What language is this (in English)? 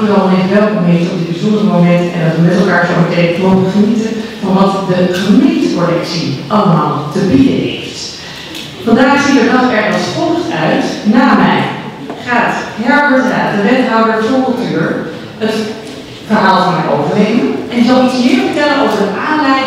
Dutch